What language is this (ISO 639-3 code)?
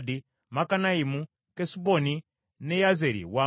lug